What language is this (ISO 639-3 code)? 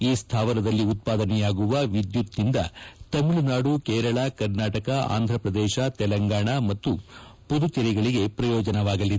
kan